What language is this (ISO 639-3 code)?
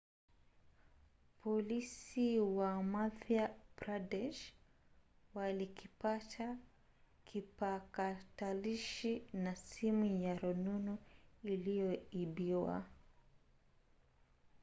swa